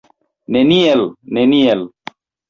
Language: Esperanto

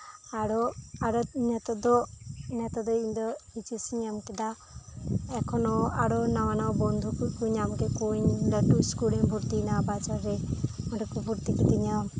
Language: Santali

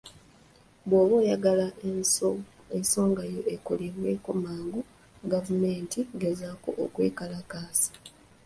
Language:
Ganda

